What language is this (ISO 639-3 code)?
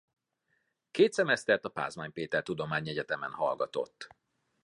hun